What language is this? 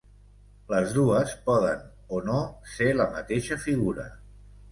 Catalan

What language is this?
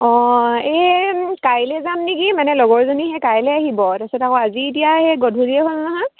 Assamese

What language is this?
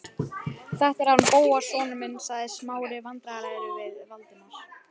Icelandic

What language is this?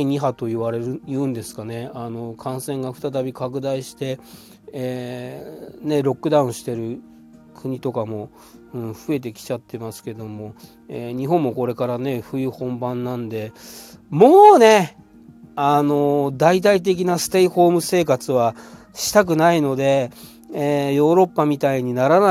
Japanese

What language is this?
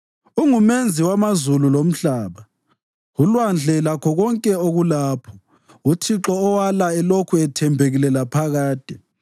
North Ndebele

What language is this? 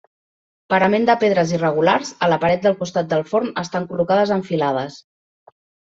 Catalan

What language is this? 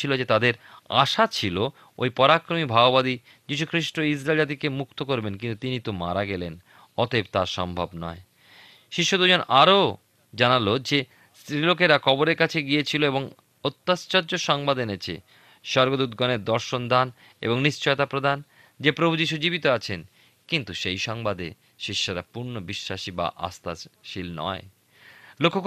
Bangla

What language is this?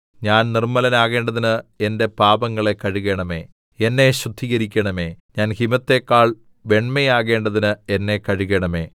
Malayalam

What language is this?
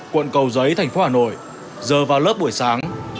Vietnamese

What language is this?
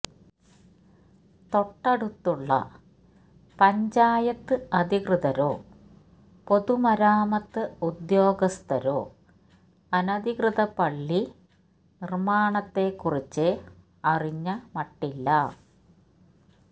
Malayalam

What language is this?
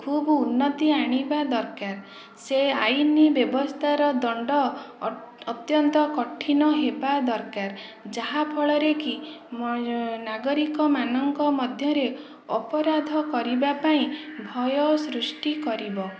Odia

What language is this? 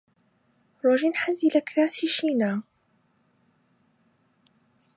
Central Kurdish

